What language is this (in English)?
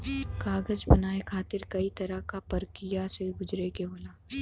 Bhojpuri